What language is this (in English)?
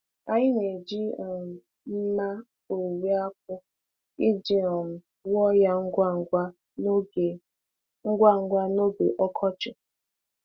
Igbo